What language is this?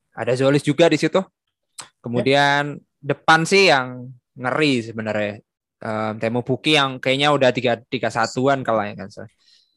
Indonesian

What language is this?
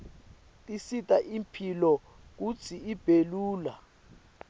Swati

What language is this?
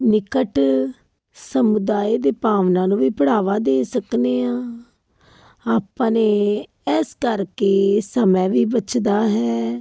Punjabi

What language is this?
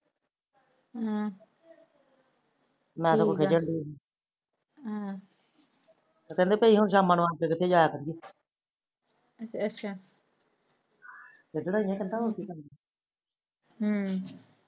Punjabi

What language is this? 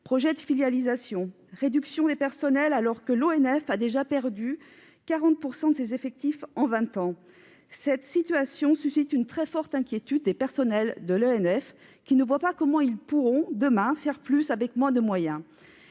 French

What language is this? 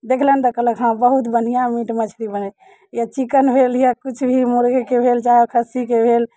Maithili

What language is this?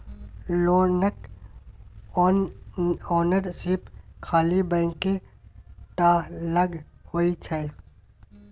Maithili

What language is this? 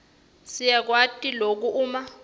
Swati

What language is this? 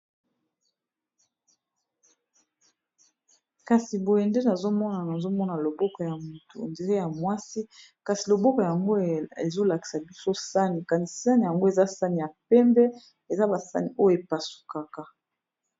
Lingala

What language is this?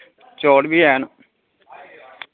Dogri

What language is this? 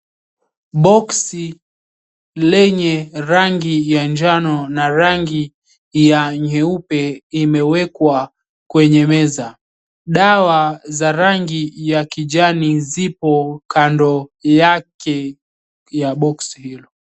Swahili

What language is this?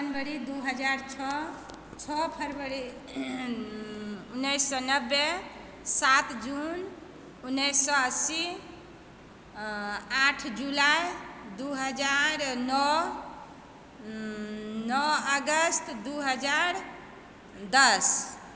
Maithili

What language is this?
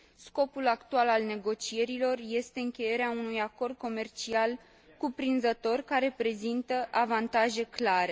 Romanian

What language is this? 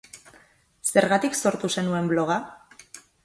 Basque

